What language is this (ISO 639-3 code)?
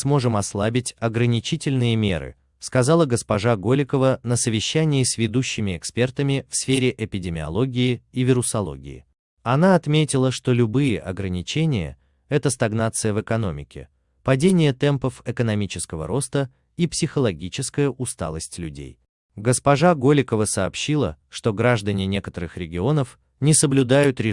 rus